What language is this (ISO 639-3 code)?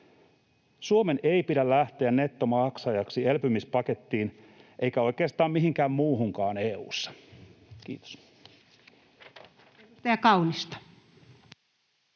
fin